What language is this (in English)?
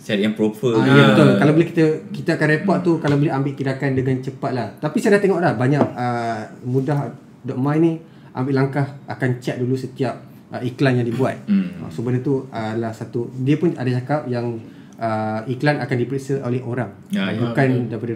Malay